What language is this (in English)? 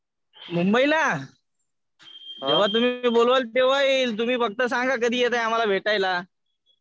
Marathi